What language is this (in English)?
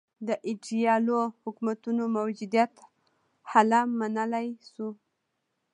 Pashto